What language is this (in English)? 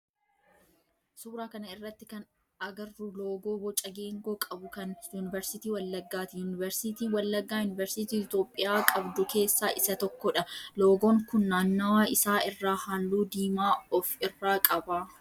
Oromo